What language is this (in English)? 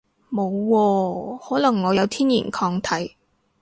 Cantonese